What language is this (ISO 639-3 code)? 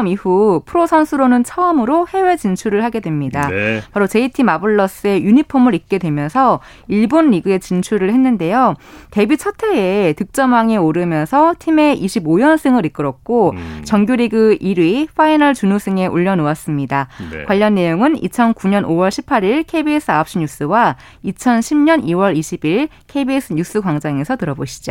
kor